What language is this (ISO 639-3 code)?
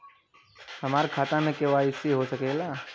bho